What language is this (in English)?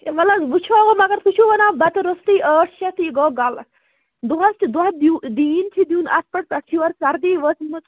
Kashmiri